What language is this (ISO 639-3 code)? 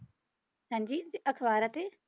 pan